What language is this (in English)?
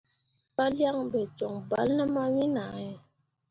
Mundang